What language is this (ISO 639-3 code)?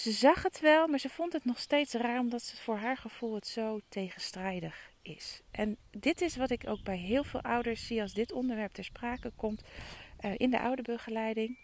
nld